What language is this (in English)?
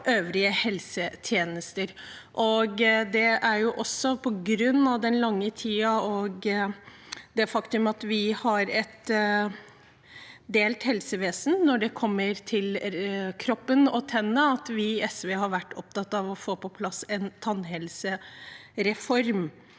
Norwegian